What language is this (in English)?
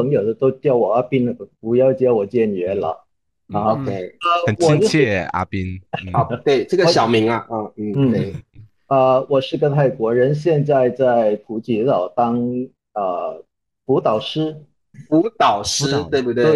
Chinese